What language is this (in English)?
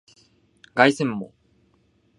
Japanese